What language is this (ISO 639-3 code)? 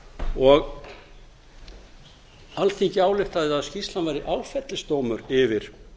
isl